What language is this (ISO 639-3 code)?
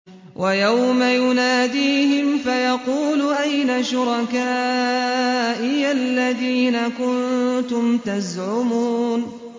ara